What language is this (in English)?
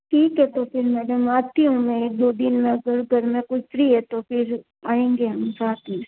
Hindi